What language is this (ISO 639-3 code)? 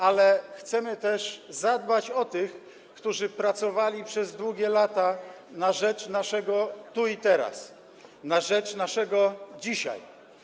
pol